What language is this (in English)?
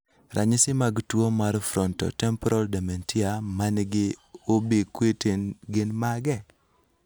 Luo (Kenya and Tanzania)